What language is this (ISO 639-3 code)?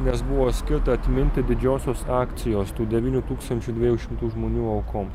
lit